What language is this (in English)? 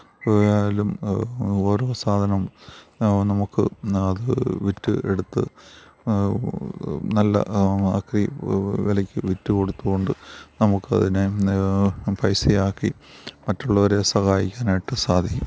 Malayalam